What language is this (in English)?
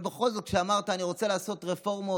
Hebrew